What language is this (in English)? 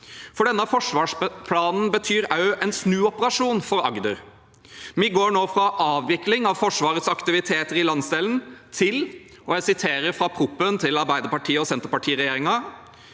Norwegian